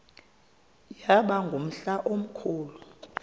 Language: Xhosa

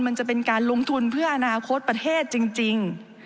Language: Thai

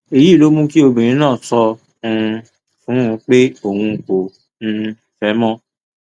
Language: Yoruba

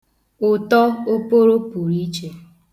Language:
Igbo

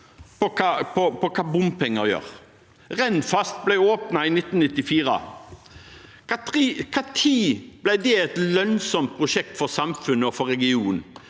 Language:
Norwegian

